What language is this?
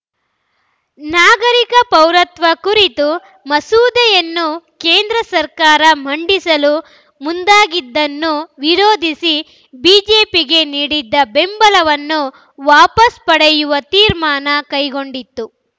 Kannada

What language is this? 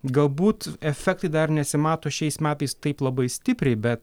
Lithuanian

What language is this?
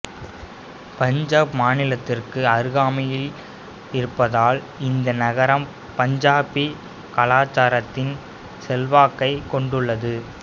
Tamil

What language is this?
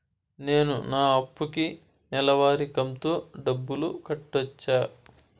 Telugu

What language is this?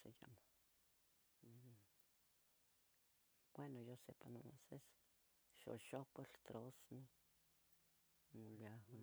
Tetelcingo Nahuatl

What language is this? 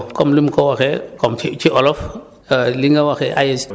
Wolof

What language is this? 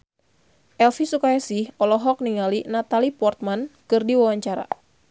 Sundanese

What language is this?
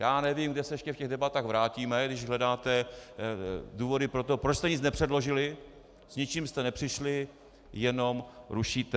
Czech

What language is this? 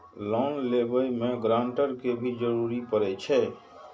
Maithili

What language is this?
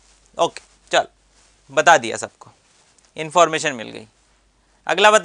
Hindi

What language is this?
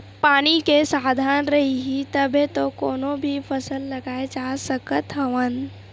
Chhattisgarhi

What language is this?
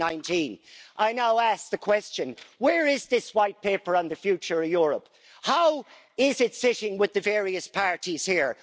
English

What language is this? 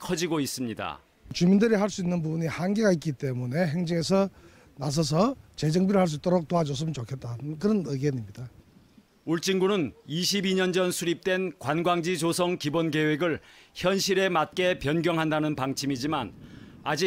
Korean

